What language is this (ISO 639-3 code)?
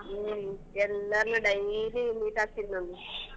kan